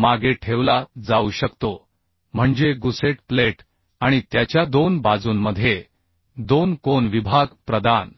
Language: Marathi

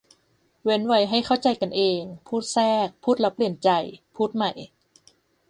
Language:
Thai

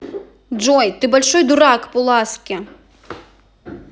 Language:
Russian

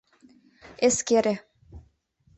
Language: Mari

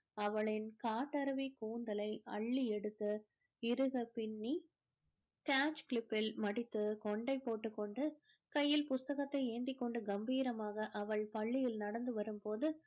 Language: Tamil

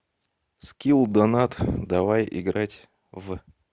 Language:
Russian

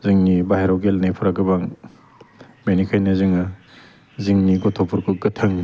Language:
Bodo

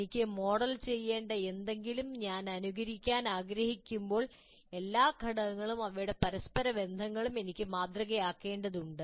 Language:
Malayalam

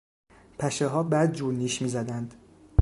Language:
Persian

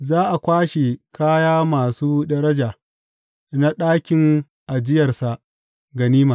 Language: Hausa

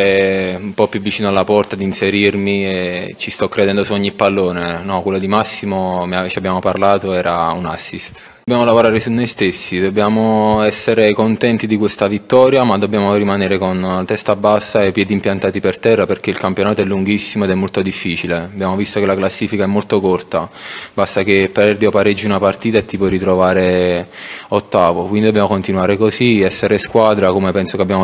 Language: Italian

